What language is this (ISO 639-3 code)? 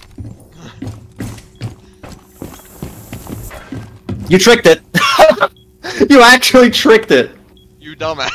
eng